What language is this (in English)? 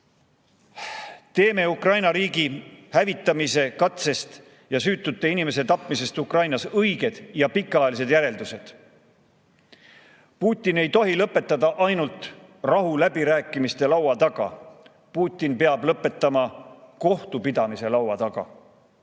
Estonian